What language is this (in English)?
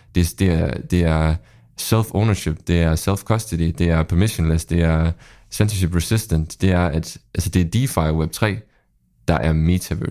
Danish